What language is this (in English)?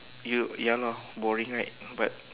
English